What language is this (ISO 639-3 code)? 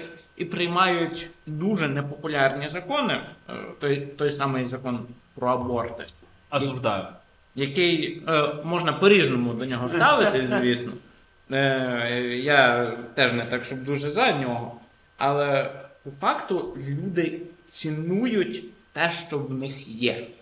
ukr